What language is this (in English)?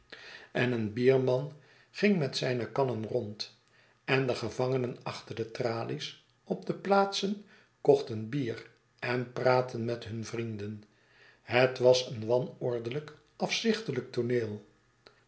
Dutch